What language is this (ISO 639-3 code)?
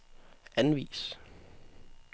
dan